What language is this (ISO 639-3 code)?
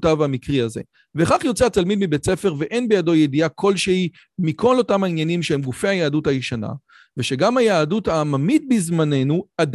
heb